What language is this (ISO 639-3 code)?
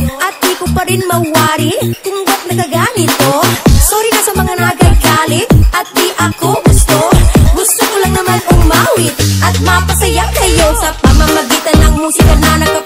ind